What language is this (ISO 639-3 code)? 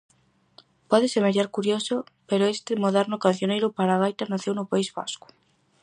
glg